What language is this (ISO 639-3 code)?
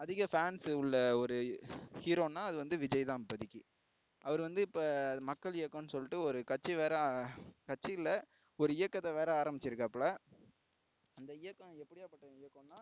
tam